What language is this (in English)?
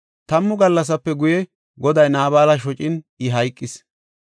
Gofa